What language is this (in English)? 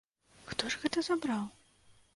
Belarusian